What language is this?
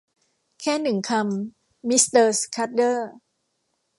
Thai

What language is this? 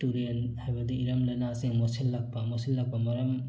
Manipuri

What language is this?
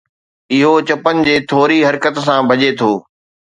Sindhi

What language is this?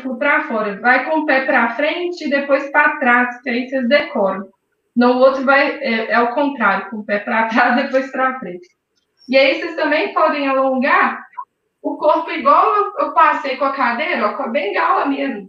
Portuguese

